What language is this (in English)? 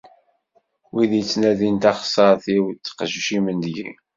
Kabyle